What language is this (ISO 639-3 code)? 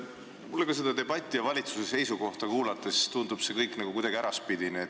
est